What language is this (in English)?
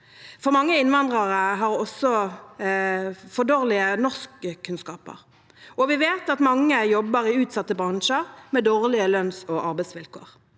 Norwegian